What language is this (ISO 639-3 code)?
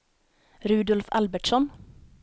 swe